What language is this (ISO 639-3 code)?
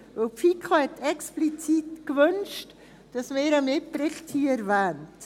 gsw